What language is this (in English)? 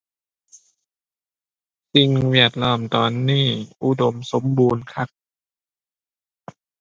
Thai